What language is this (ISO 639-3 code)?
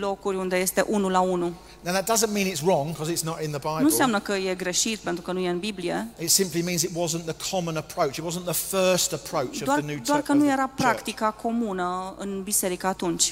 ron